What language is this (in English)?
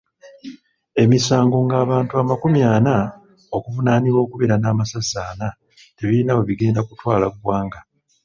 Ganda